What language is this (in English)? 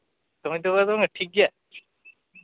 Santali